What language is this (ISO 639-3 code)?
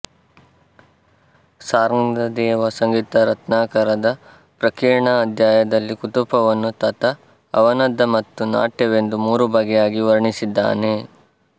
kan